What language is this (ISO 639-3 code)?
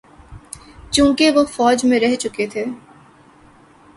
urd